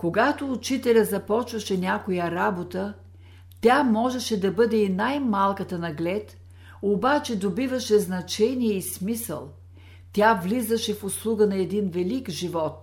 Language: Bulgarian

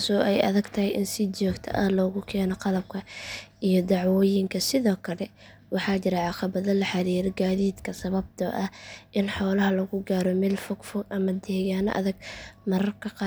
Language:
Somali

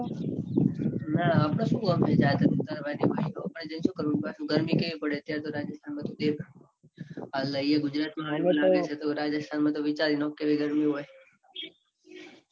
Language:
Gujarati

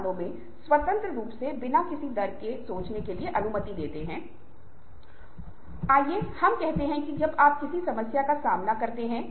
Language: Hindi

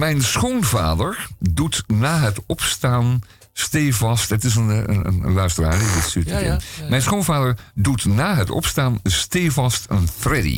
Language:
Dutch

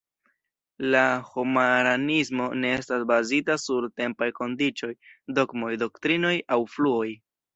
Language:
Esperanto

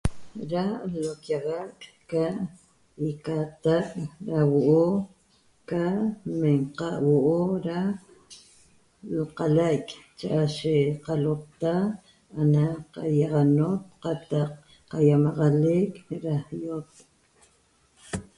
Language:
Toba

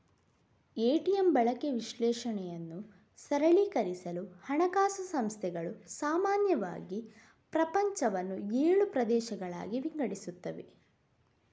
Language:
Kannada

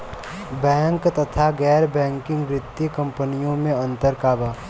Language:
Bhojpuri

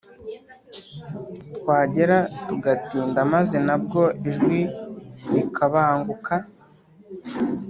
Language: Kinyarwanda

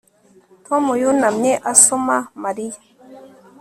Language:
Kinyarwanda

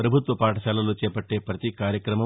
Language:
Telugu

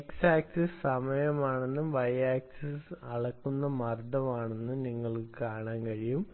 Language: Malayalam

